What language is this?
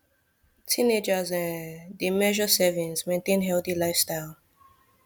Nigerian Pidgin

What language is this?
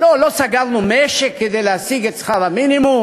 Hebrew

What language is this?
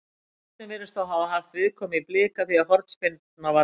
Icelandic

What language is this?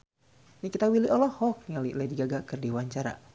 Sundanese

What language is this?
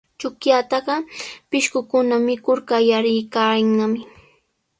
Sihuas Ancash Quechua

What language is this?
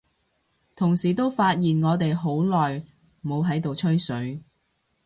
Cantonese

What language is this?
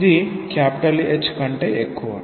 Telugu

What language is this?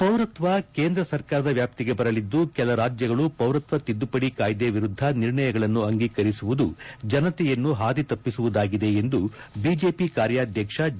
Kannada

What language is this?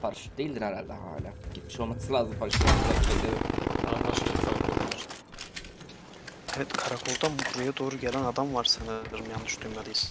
Turkish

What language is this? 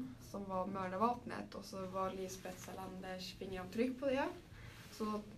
Swedish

